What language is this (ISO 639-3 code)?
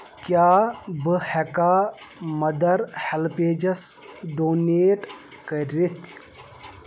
kas